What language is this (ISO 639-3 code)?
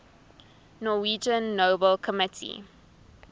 eng